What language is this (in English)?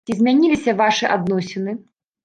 Belarusian